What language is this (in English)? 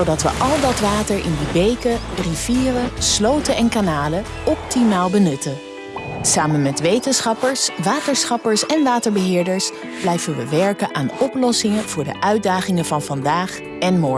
Dutch